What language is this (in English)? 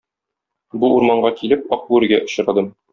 Tatar